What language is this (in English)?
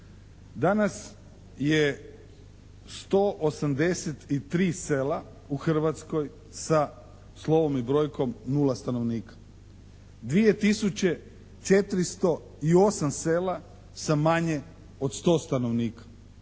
Croatian